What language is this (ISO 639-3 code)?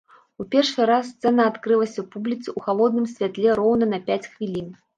bel